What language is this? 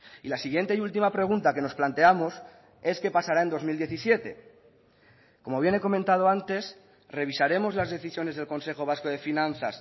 Spanish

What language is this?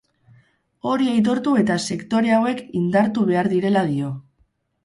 Basque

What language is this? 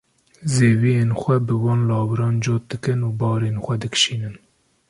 Kurdish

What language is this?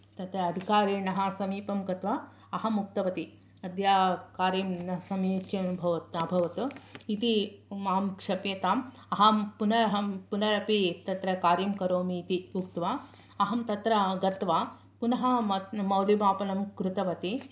Sanskrit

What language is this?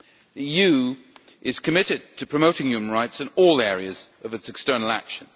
English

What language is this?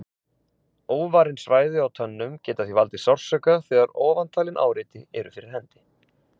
Icelandic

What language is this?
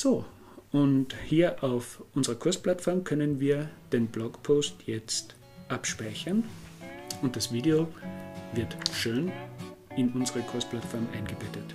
German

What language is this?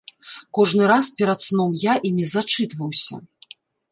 Belarusian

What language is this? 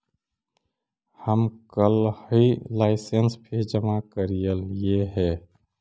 Magahi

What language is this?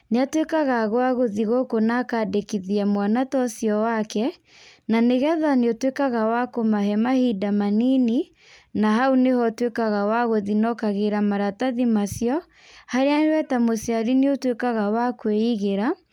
Kikuyu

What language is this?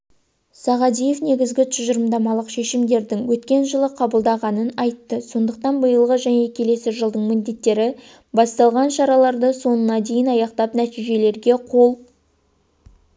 Kazakh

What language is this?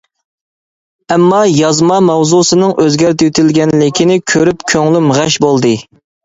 Uyghur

